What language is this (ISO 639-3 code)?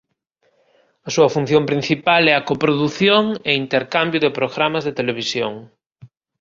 glg